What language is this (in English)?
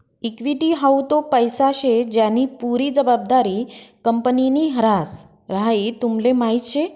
Marathi